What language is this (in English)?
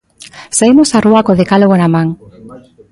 Galician